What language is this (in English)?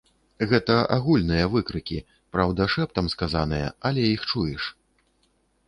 Belarusian